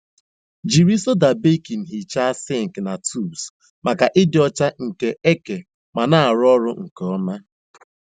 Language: Igbo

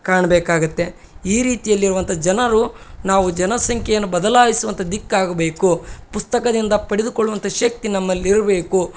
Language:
Kannada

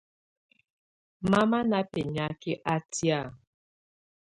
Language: Tunen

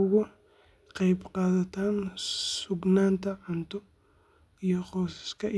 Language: Somali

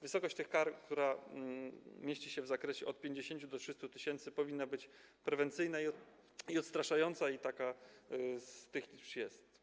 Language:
Polish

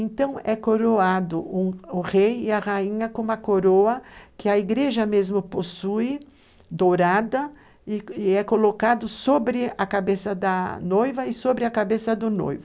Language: Portuguese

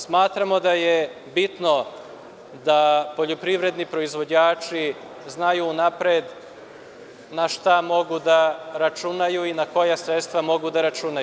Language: Serbian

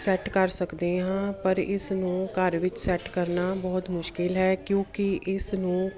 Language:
Punjabi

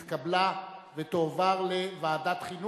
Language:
Hebrew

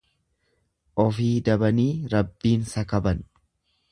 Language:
Oromo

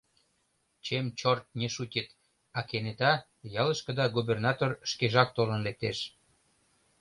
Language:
Mari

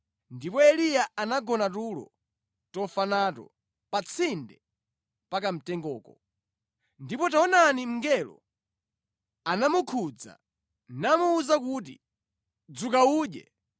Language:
Nyanja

